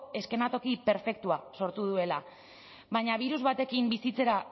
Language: Basque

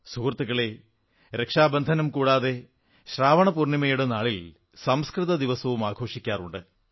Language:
Malayalam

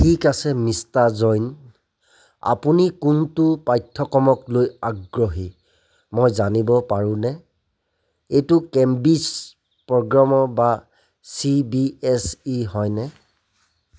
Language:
Assamese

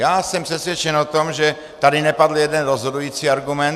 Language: Czech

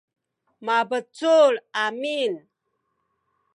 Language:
Sakizaya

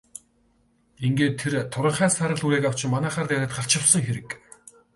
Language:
Mongolian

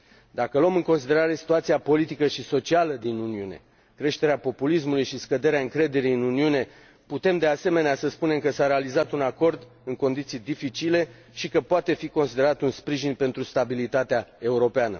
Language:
Romanian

